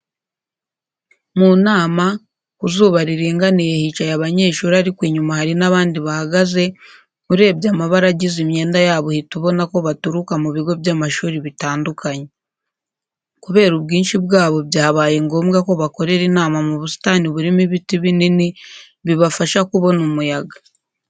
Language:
Kinyarwanda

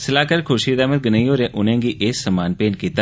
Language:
Dogri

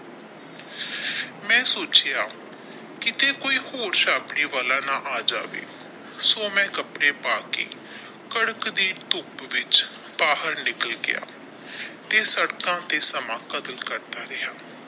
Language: Punjabi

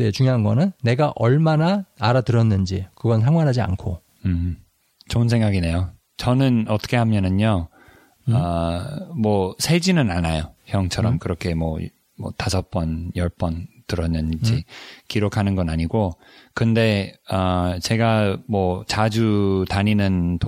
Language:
Korean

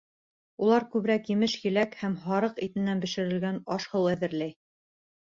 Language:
Bashkir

